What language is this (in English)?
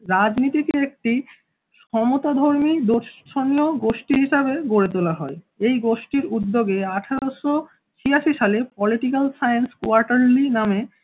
Bangla